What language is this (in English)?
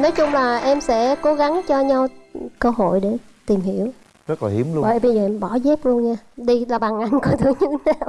Vietnamese